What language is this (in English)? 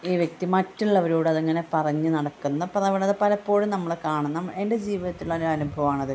Malayalam